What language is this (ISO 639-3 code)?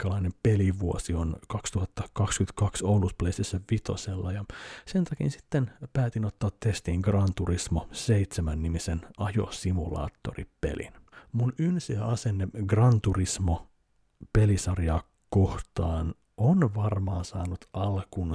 fin